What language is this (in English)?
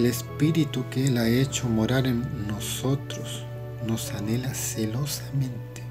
Spanish